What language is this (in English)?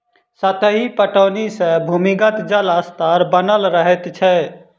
Maithili